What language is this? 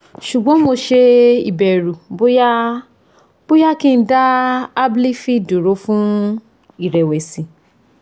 Yoruba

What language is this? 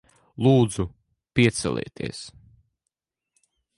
Latvian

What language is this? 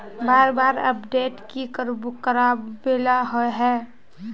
Magahi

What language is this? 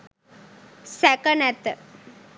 Sinhala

